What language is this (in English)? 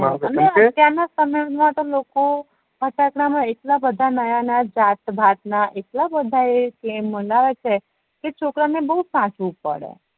Gujarati